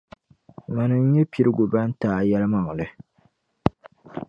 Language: Dagbani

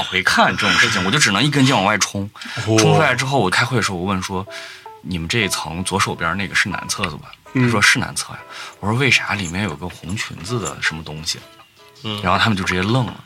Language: Chinese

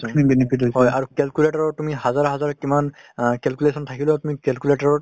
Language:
Assamese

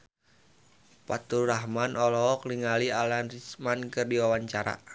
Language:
Sundanese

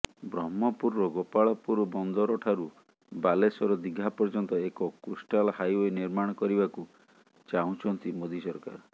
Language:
Odia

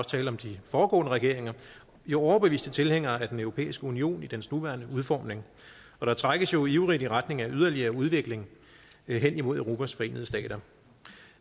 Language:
Danish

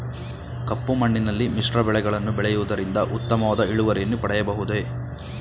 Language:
Kannada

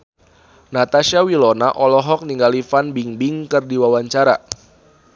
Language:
Sundanese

